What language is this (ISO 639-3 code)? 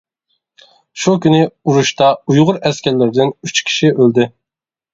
uig